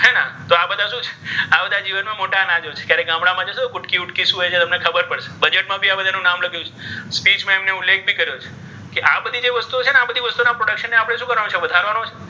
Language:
Gujarati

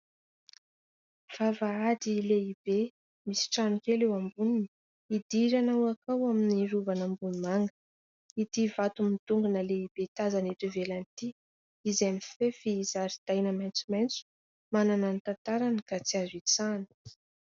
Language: Malagasy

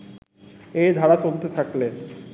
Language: Bangla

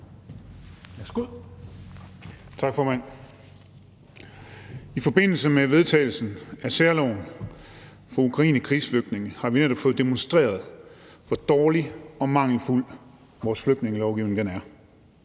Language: Danish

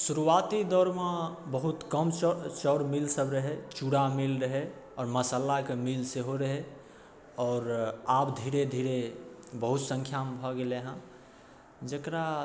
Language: Maithili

